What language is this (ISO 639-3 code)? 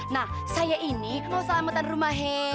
ind